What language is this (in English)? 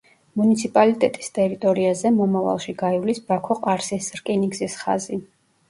Georgian